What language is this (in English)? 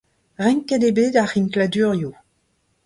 Breton